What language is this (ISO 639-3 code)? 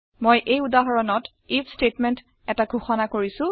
asm